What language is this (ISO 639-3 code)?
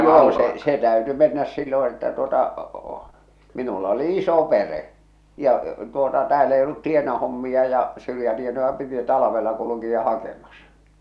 fin